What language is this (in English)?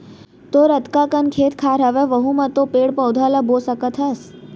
Chhattisgarhi